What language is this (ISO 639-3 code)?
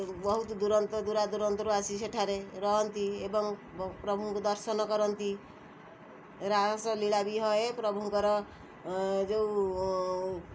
ori